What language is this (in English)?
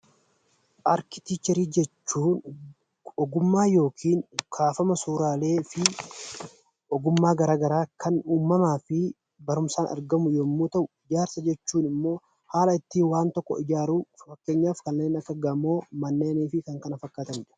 Oromo